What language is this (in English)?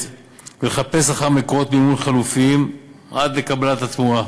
Hebrew